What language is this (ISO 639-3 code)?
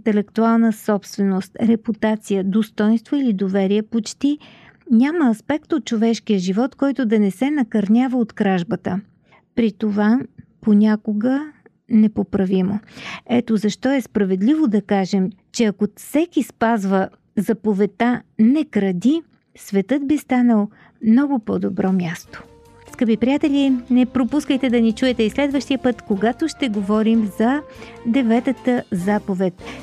bul